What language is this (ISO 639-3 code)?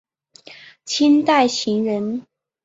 zho